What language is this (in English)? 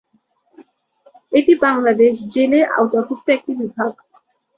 Bangla